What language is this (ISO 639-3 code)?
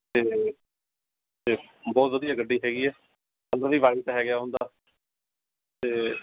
pan